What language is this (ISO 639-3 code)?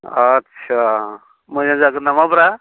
brx